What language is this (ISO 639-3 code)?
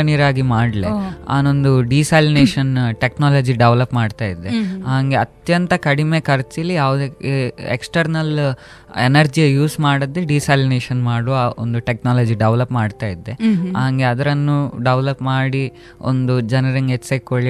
kan